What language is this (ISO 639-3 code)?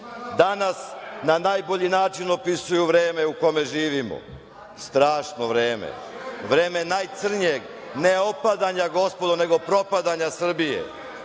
srp